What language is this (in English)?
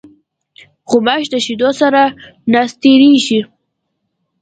Pashto